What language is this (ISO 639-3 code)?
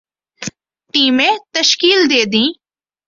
urd